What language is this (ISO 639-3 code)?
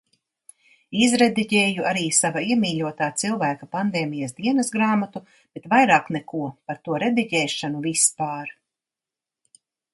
lav